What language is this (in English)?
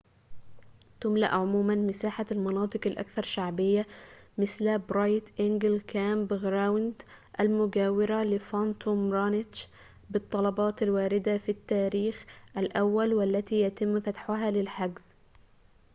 Arabic